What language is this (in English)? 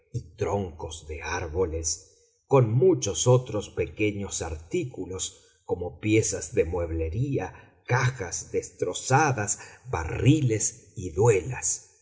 Spanish